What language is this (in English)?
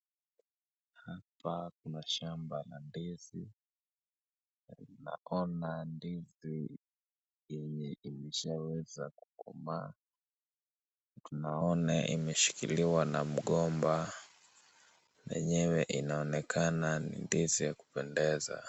Swahili